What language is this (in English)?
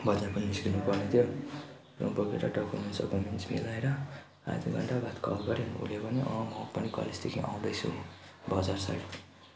Nepali